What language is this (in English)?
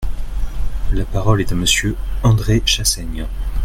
French